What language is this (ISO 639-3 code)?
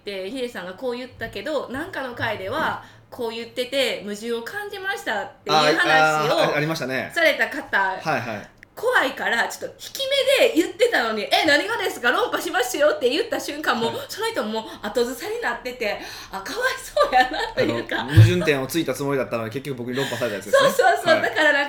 jpn